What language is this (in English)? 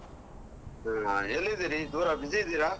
Kannada